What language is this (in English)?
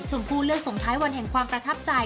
Thai